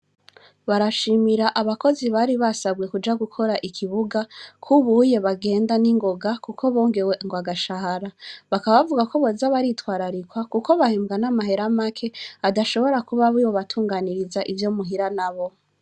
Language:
Rundi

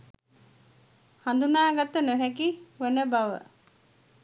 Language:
Sinhala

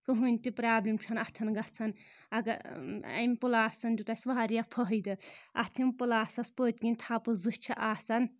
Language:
Kashmiri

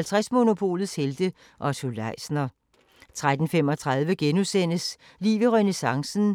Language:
Danish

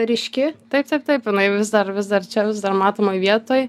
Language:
Lithuanian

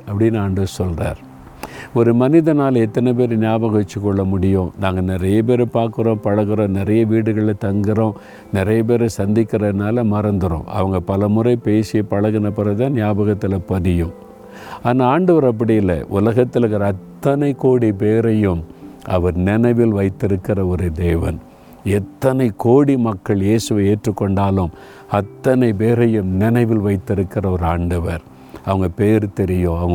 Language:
Tamil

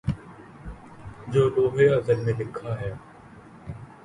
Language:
Urdu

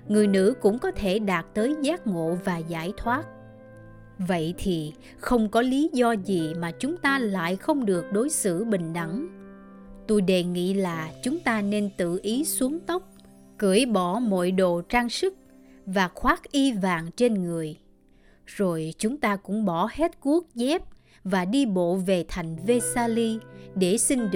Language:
Vietnamese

